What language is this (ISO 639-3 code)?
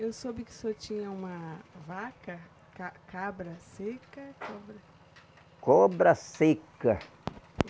por